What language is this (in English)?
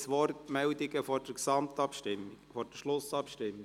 Swiss German